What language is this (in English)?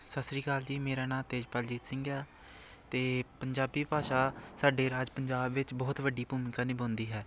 Punjabi